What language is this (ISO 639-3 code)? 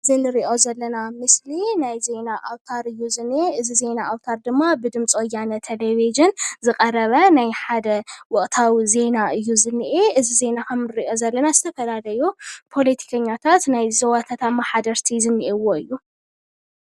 tir